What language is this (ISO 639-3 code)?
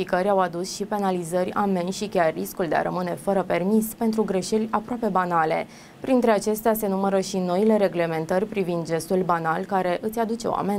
ron